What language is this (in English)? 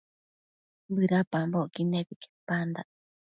Matsés